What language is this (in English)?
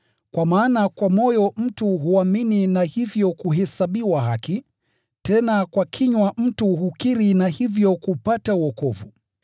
Swahili